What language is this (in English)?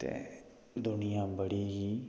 Dogri